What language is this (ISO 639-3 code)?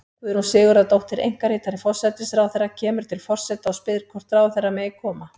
isl